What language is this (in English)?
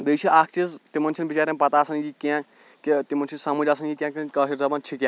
Kashmiri